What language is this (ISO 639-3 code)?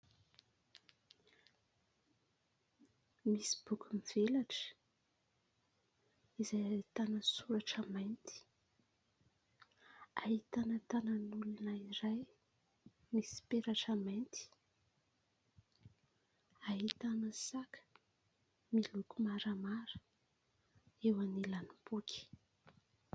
mlg